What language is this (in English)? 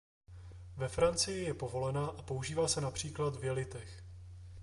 Czech